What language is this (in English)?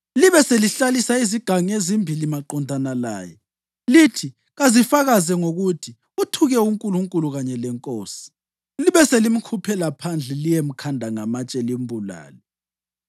North Ndebele